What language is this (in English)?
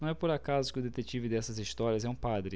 Portuguese